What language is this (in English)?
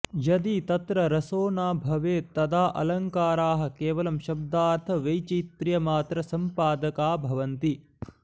Sanskrit